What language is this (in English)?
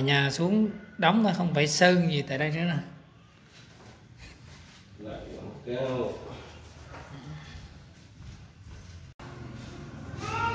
Vietnamese